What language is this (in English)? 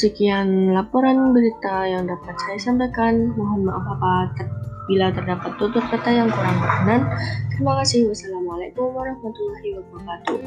Indonesian